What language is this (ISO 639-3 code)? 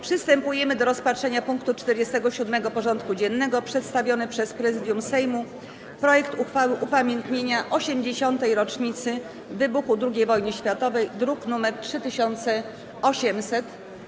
pol